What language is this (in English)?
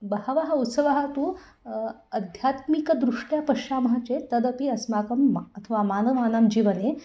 Sanskrit